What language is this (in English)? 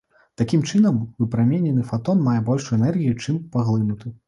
Belarusian